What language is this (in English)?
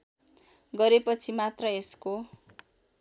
Nepali